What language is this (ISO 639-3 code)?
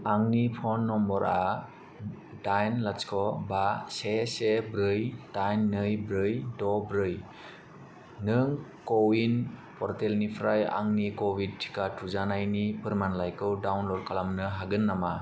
brx